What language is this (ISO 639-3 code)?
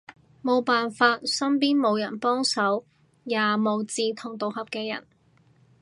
yue